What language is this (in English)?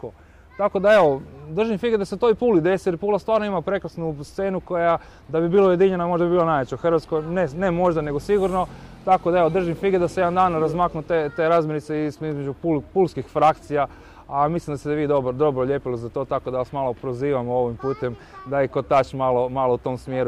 Croatian